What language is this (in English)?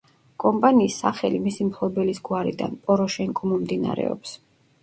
Georgian